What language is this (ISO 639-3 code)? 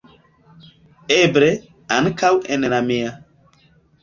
epo